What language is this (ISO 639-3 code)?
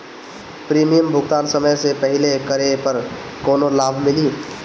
bho